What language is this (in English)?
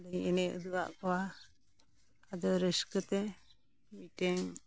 Santali